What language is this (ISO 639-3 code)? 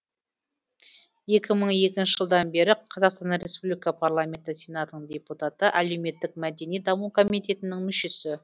kaz